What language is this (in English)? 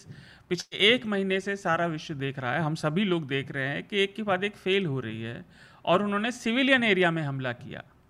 Hindi